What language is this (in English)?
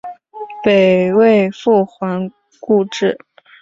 Chinese